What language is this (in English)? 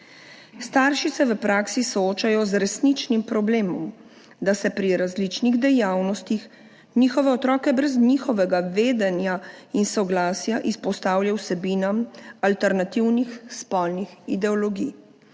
Slovenian